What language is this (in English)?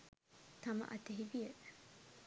Sinhala